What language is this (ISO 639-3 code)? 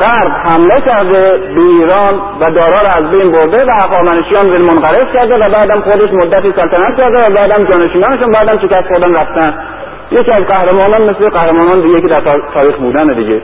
fas